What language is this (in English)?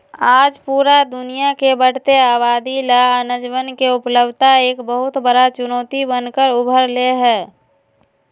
Magahi